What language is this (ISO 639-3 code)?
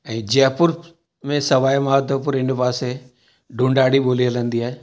snd